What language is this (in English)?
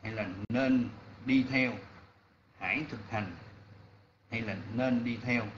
Vietnamese